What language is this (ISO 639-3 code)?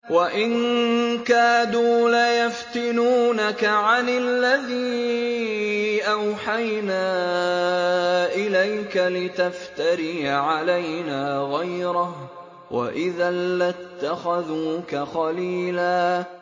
ara